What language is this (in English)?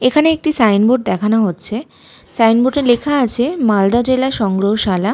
Bangla